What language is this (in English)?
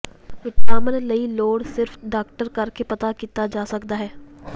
Punjabi